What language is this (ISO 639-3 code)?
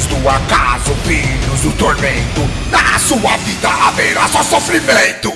por